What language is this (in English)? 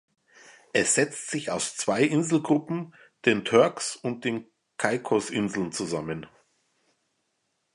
German